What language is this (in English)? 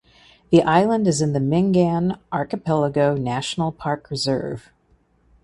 English